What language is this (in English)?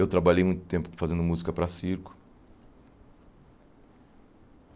Portuguese